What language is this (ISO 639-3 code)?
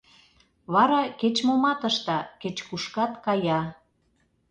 chm